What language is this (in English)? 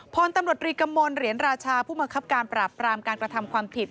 Thai